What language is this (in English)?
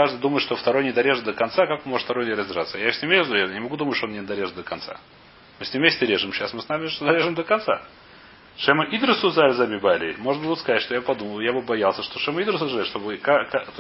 Russian